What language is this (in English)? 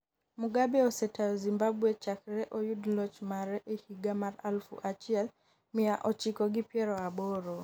Luo (Kenya and Tanzania)